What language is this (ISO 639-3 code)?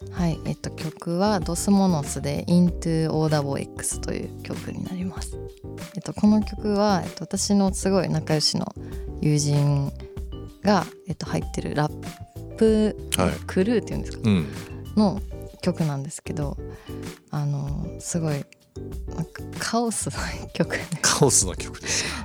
jpn